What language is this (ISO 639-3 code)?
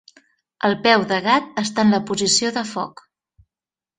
cat